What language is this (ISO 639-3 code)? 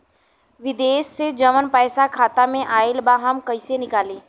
bho